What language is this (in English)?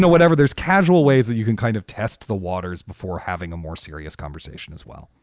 English